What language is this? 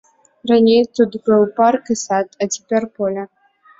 Belarusian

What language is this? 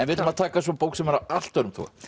Icelandic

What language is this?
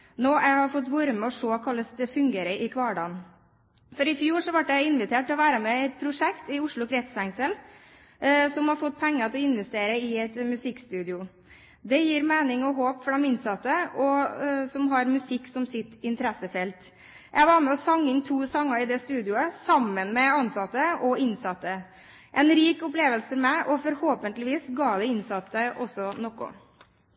Norwegian Bokmål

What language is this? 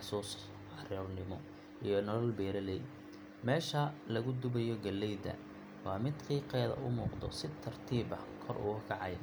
Somali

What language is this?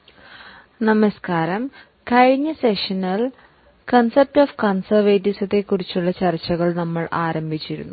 Malayalam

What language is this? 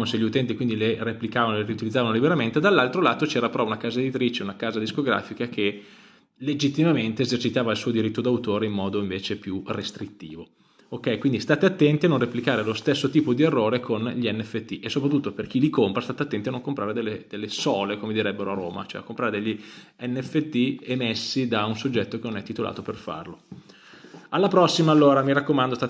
Italian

